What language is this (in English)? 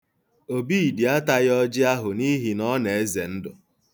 Igbo